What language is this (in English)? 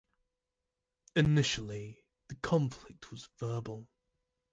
English